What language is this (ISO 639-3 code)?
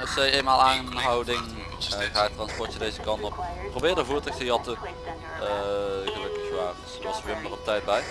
nld